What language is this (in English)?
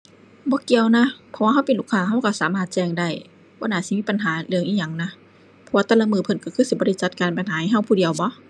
Thai